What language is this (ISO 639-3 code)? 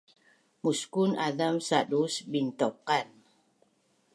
bnn